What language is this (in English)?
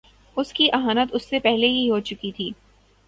Urdu